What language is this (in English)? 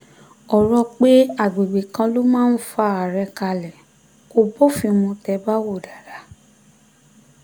Yoruba